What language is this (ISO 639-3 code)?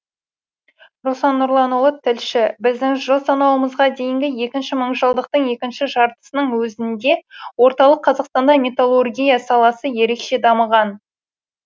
kaz